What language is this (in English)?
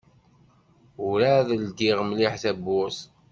Kabyle